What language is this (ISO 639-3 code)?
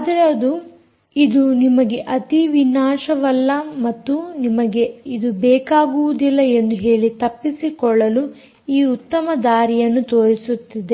kan